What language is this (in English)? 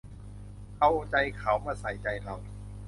Thai